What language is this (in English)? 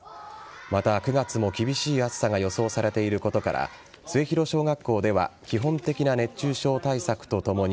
Japanese